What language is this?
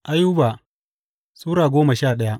Hausa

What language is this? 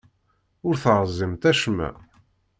Kabyle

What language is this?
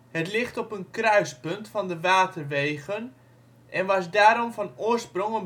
Dutch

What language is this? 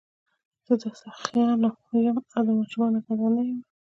Pashto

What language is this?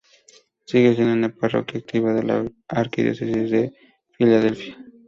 Spanish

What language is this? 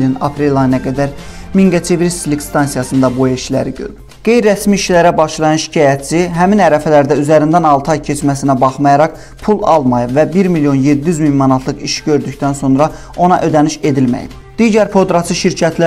Turkish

